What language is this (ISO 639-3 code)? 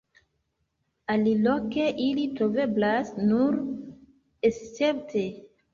epo